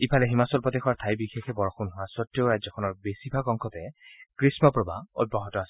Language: Assamese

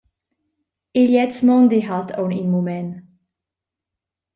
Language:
Romansh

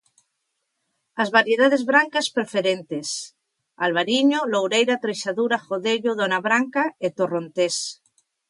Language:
Galician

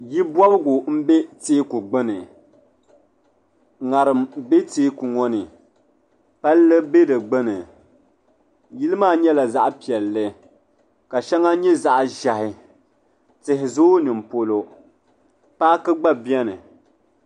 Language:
Dagbani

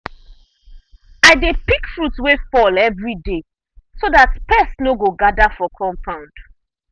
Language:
Nigerian Pidgin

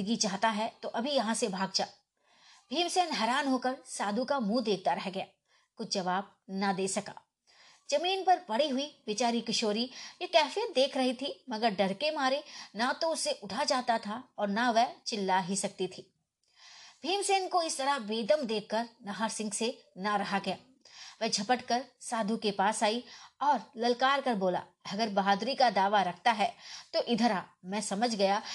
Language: Hindi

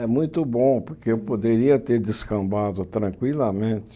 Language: Portuguese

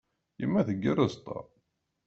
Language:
Kabyle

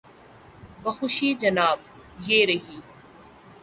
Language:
Urdu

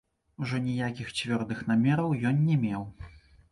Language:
Belarusian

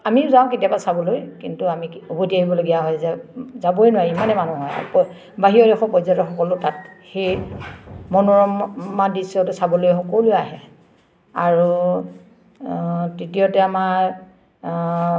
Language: Assamese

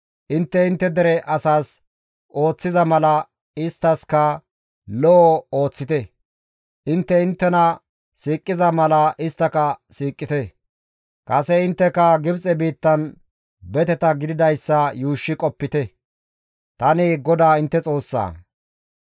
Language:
Gamo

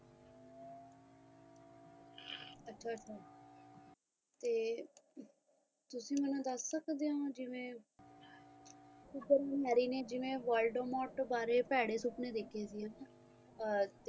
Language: Punjabi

